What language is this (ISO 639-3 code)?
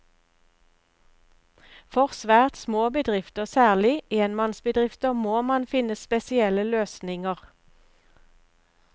nor